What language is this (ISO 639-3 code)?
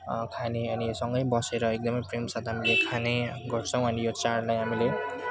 nep